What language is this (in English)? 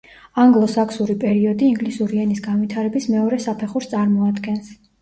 Georgian